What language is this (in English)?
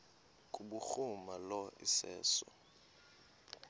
Xhosa